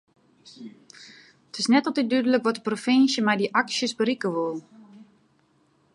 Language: Western Frisian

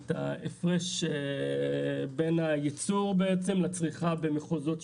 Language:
Hebrew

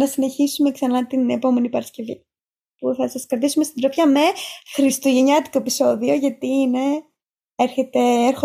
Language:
Greek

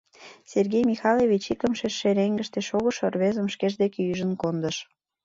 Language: Mari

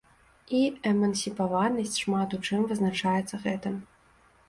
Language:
Belarusian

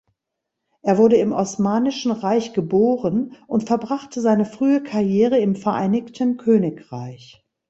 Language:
German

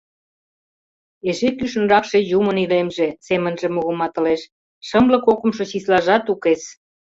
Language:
Mari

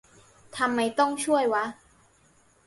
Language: Thai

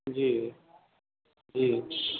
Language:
Maithili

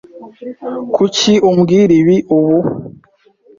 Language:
Kinyarwanda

